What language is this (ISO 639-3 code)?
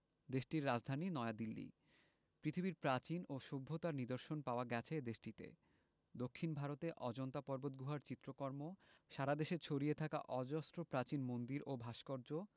ben